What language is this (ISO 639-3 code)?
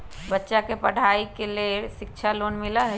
mag